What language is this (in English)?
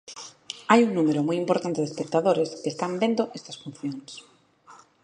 Galician